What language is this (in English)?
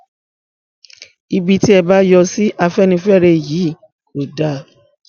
Yoruba